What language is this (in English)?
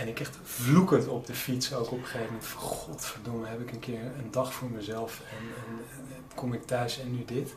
Dutch